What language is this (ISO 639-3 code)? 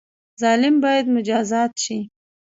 pus